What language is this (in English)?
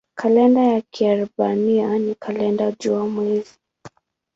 Swahili